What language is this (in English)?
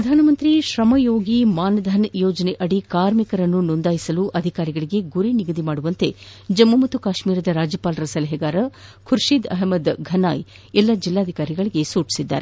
Kannada